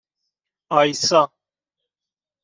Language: Persian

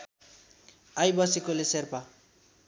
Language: Nepali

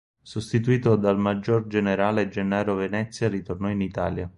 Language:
Italian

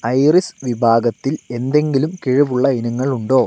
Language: Malayalam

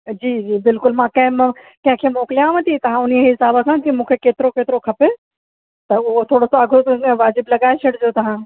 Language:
Sindhi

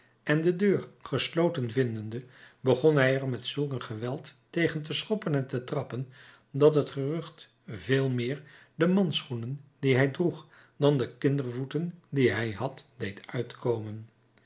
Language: Dutch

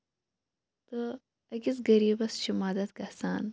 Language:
Kashmiri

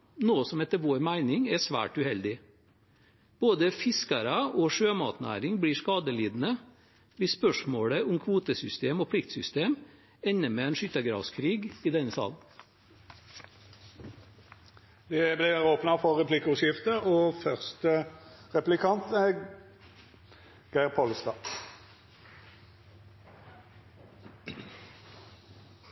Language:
Norwegian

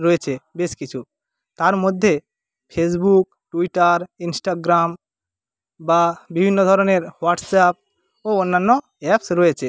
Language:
Bangla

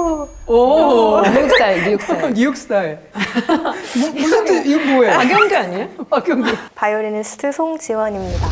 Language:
Korean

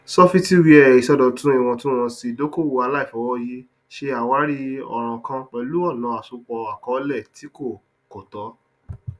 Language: Yoruba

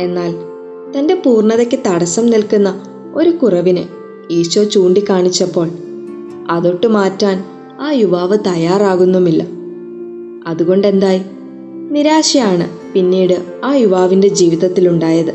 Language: Malayalam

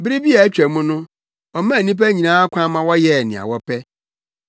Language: Akan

